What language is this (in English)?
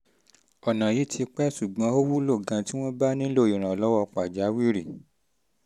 Yoruba